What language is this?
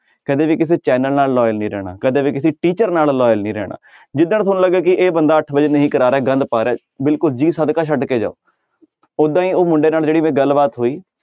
Punjabi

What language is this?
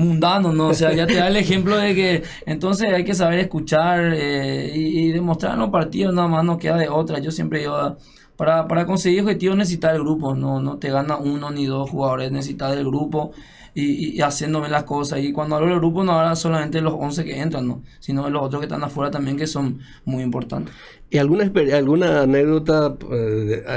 Spanish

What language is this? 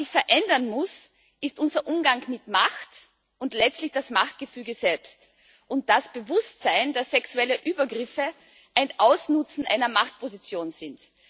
German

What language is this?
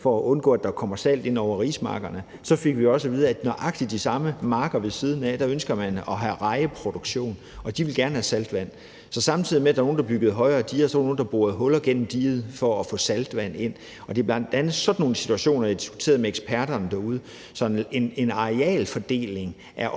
Danish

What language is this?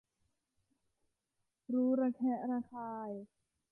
Thai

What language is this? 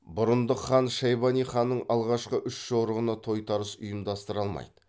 Kazakh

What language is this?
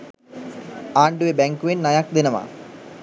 Sinhala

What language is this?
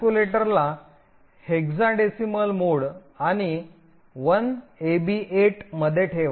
Marathi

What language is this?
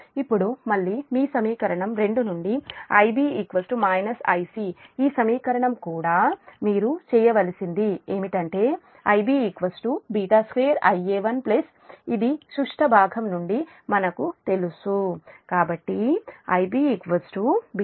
Telugu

